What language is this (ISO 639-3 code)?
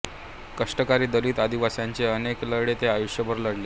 mar